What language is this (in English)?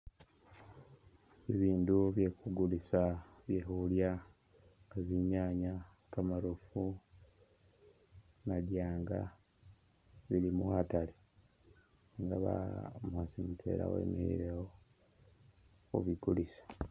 Masaaba